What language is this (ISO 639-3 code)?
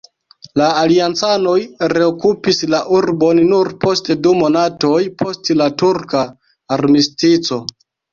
epo